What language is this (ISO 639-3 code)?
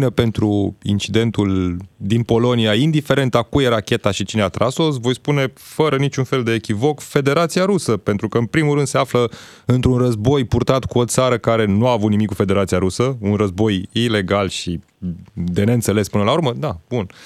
ron